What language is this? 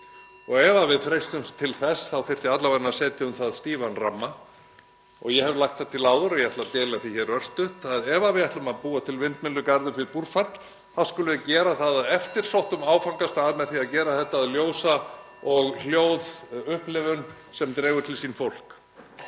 Icelandic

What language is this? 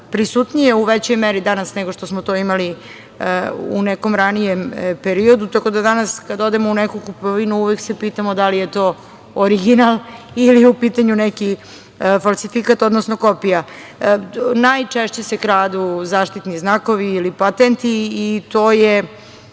Serbian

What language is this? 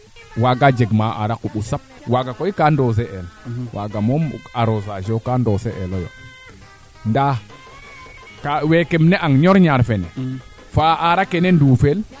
Serer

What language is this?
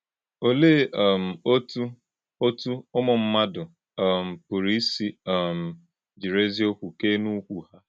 Igbo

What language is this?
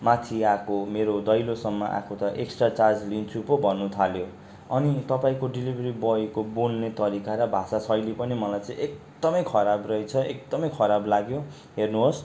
Nepali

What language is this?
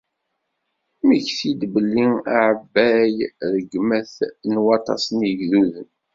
Kabyle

